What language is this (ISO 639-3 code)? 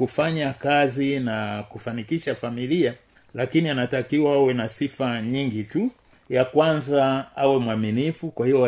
swa